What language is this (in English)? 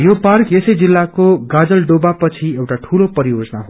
Nepali